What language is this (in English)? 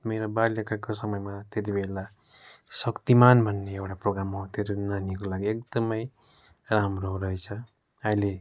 Nepali